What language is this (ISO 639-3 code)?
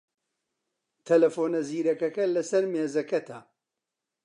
ckb